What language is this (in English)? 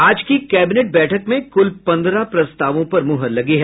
Hindi